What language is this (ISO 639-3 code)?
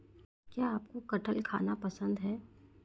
hin